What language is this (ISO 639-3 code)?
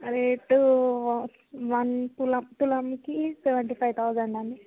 tel